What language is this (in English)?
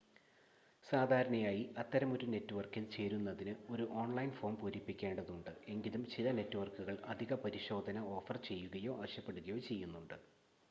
Malayalam